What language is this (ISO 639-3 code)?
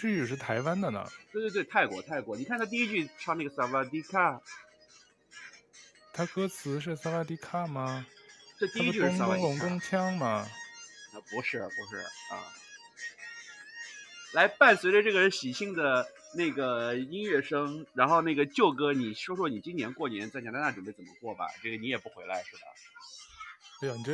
zho